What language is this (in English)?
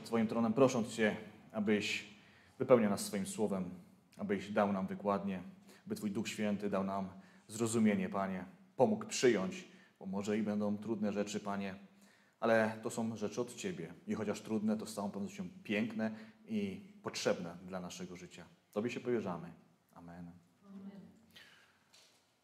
Polish